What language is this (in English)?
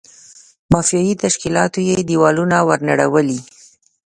Pashto